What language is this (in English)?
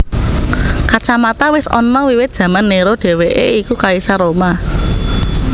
Javanese